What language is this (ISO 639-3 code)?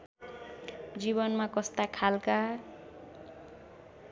nep